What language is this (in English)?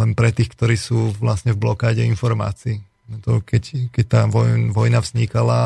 Slovak